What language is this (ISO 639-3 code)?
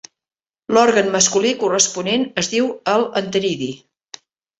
cat